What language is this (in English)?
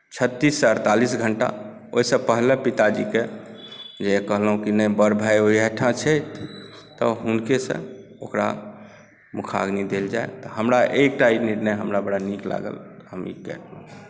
Maithili